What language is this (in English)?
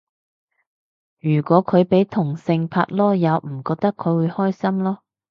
Cantonese